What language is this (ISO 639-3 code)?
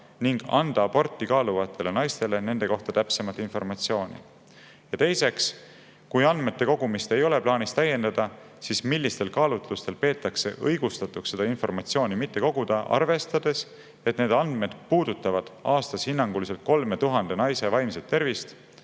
est